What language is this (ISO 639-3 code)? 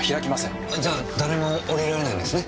jpn